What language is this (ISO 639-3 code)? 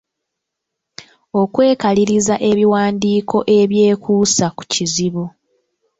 lug